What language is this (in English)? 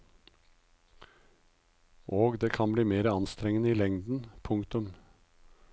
Norwegian